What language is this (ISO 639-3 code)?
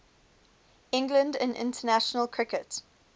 eng